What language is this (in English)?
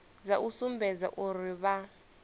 Venda